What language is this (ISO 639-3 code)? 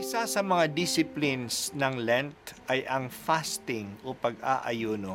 fil